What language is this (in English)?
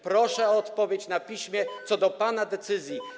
Polish